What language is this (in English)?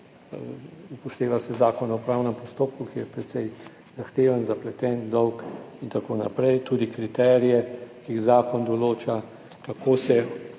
Slovenian